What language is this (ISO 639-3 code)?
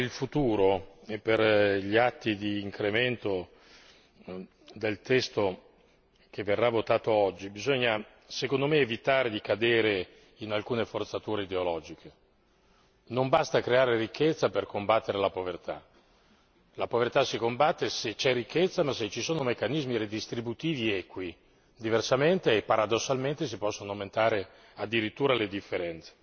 ita